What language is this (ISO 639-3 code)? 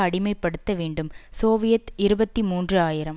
tam